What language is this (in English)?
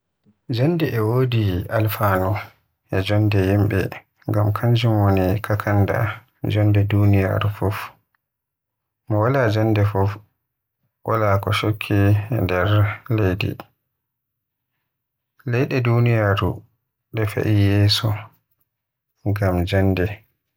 Western Niger Fulfulde